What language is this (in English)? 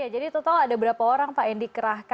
Indonesian